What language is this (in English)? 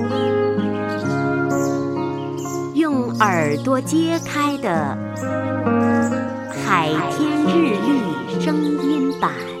Chinese